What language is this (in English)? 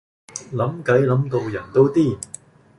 Cantonese